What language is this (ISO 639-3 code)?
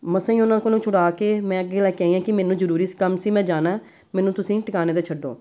pan